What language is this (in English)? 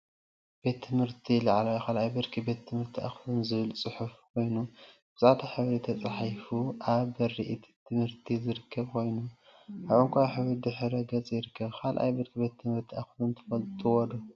Tigrinya